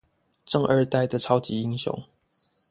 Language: Chinese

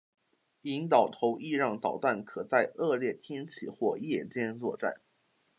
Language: Chinese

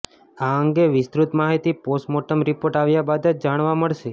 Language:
Gujarati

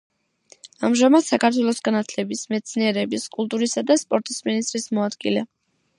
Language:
Georgian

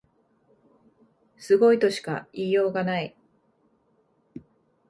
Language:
Japanese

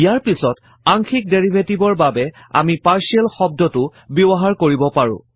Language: Assamese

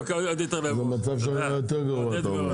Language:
Hebrew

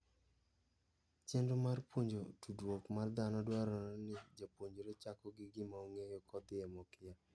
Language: Luo (Kenya and Tanzania)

